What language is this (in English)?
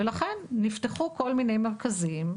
Hebrew